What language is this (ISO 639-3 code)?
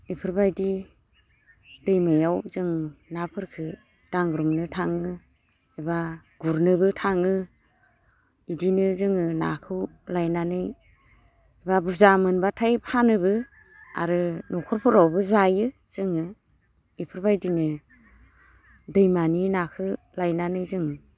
brx